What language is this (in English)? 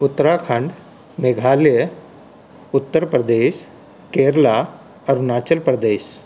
Punjabi